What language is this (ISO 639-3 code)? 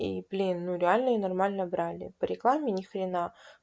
rus